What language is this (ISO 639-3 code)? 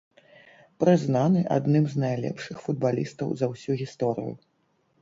bel